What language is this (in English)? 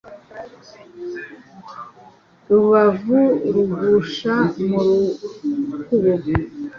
Kinyarwanda